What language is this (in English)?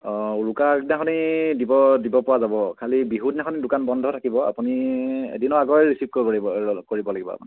Assamese